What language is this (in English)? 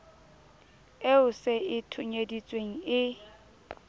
Southern Sotho